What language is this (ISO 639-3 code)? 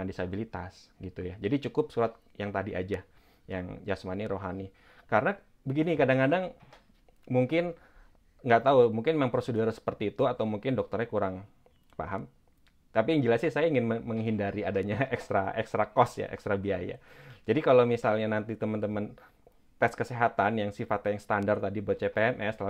ind